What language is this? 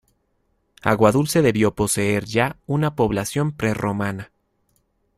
Spanish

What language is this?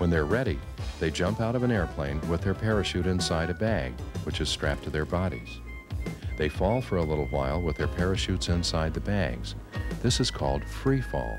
English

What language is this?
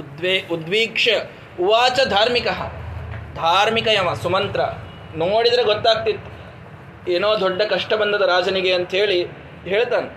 Kannada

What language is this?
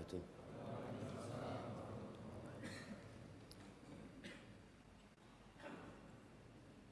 Indonesian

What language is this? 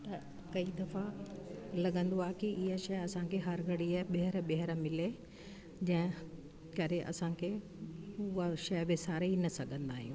Sindhi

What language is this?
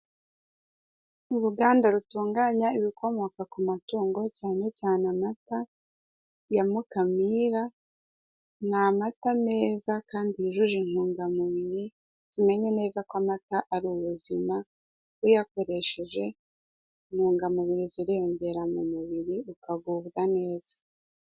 Kinyarwanda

